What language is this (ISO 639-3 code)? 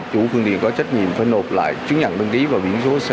vie